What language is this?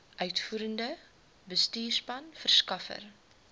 Afrikaans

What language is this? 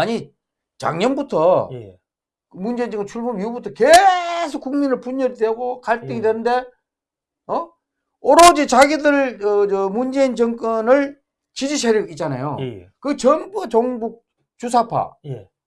Korean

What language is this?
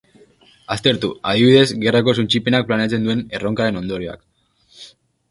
Basque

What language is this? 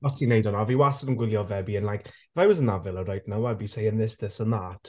Welsh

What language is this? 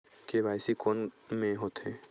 Chhattisgarhi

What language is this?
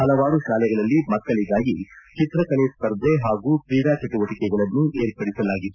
Kannada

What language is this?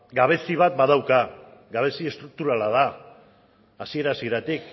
Basque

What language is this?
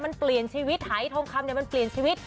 Thai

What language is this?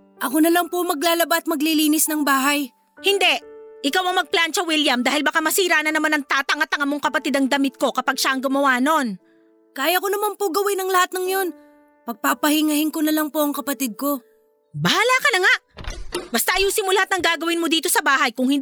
Filipino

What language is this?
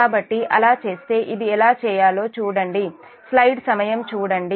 Telugu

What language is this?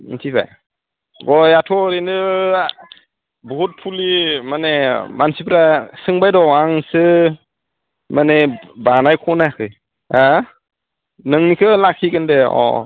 Bodo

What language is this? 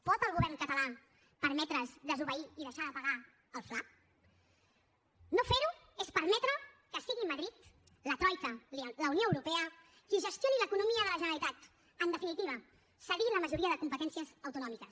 Catalan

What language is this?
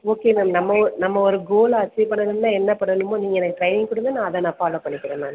Tamil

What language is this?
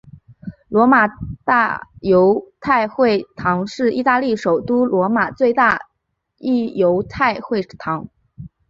Chinese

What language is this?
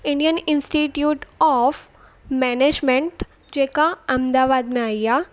Sindhi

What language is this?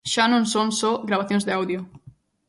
Galician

